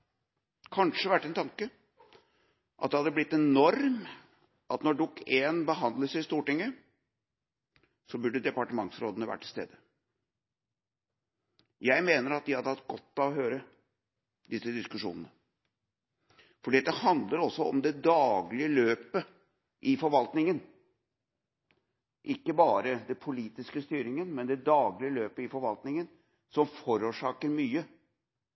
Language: Norwegian Bokmål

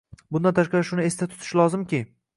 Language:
Uzbek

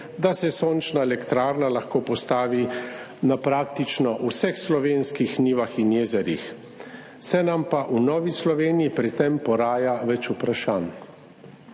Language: Slovenian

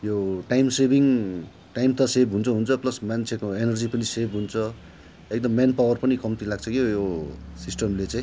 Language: Nepali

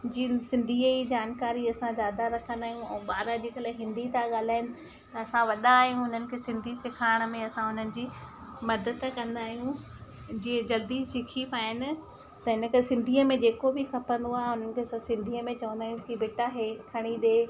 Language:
Sindhi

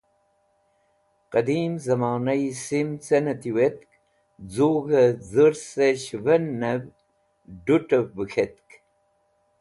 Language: Wakhi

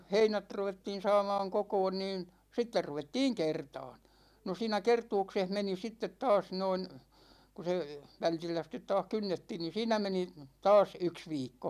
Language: Finnish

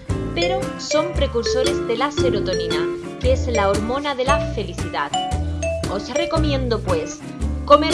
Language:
Spanish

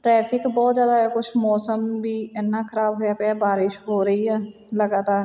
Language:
Punjabi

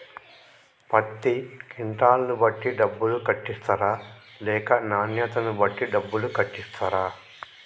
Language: Telugu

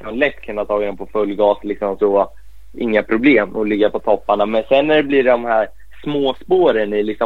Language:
Swedish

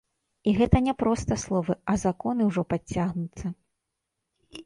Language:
Belarusian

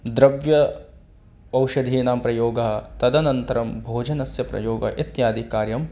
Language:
Sanskrit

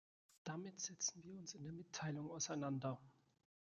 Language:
German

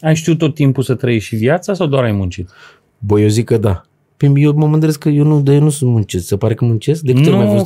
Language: Romanian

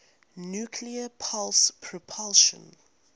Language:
English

